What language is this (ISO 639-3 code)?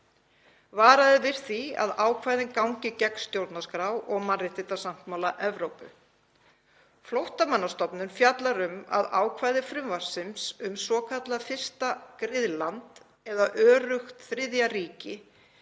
isl